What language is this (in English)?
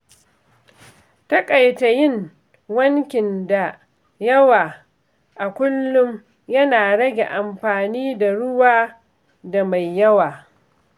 Hausa